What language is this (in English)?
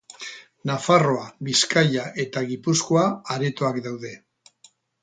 Basque